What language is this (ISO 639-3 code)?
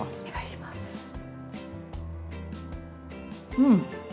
jpn